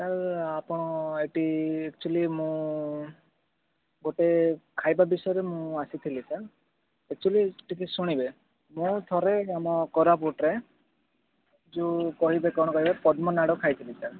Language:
Odia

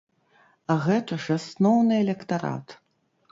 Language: Belarusian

